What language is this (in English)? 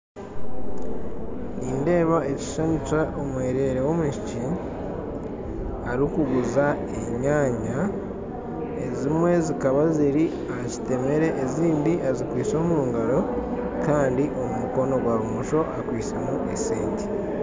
Nyankole